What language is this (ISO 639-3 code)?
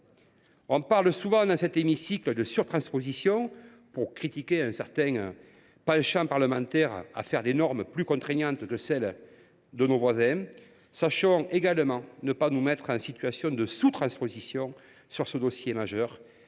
fra